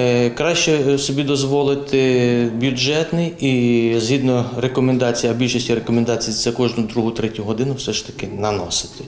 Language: Ukrainian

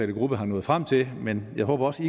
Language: Danish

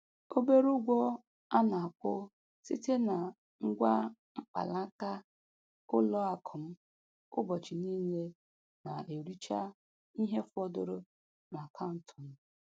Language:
Igbo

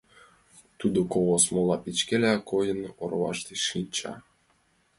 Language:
Mari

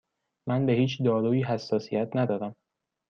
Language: Persian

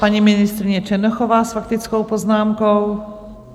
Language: Czech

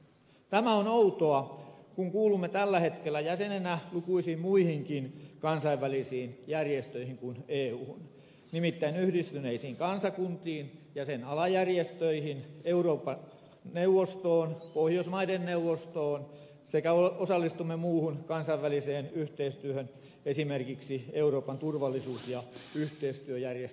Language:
Finnish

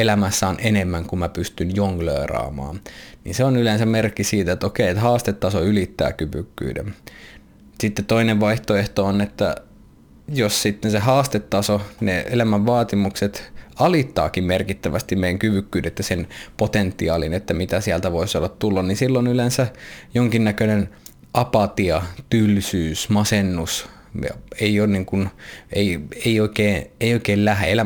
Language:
Finnish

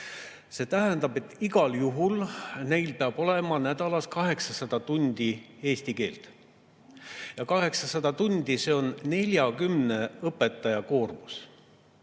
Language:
Estonian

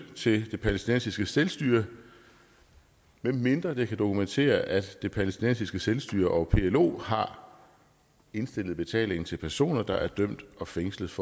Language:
Danish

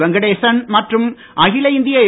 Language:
Tamil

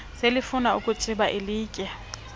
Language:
Xhosa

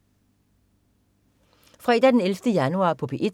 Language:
Danish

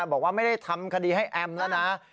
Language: Thai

